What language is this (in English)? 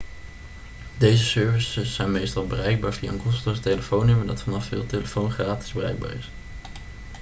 Dutch